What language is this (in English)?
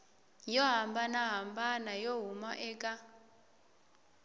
Tsonga